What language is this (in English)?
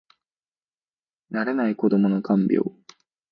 Japanese